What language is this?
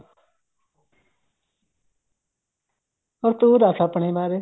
Punjabi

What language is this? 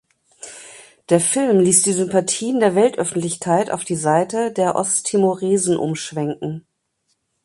German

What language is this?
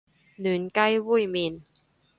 Cantonese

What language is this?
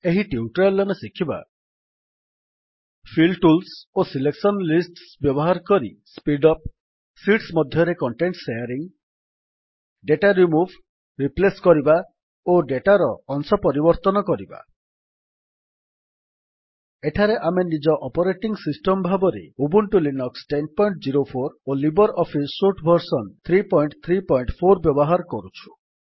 Odia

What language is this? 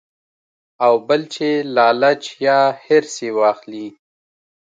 Pashto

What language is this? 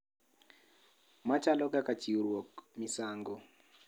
Luo (Kenya and Tanzania)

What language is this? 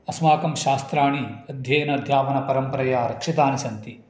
Sanskrit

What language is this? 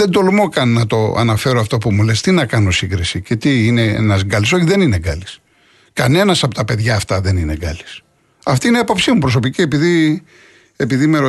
Greek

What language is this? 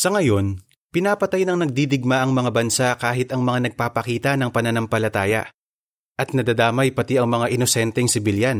Filipino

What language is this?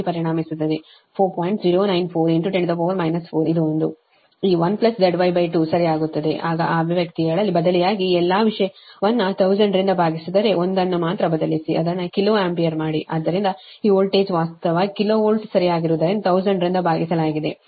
Kannada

